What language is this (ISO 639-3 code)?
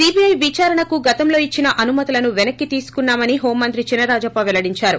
tel